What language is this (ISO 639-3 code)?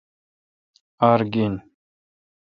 xka